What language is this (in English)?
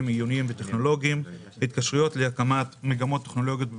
Hebrew